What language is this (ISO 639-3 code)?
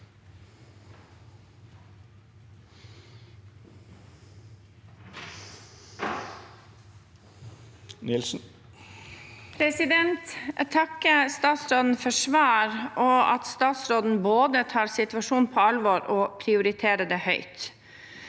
nor